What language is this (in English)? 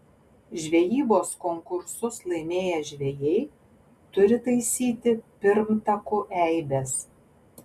Lithuanian